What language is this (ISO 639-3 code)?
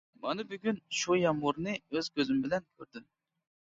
uig